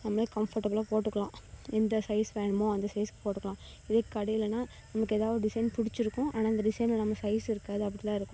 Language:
Tamil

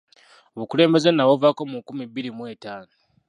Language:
Ganda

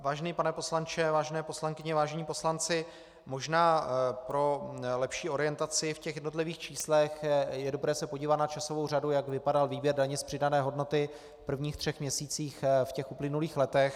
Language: Czech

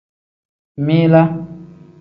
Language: Tem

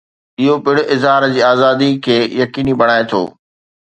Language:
Sindhi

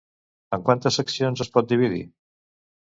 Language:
Catalan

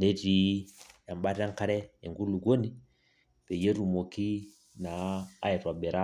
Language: Masai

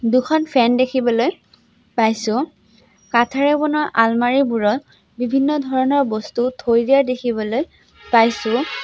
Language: Assamese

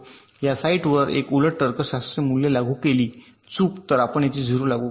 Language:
Marathi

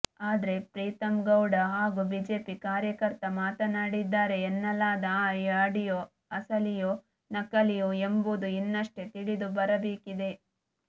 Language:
Kannada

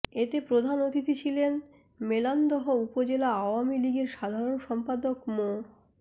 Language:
Bangla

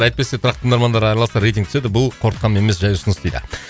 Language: Kazakh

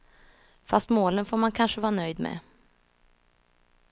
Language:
Swedish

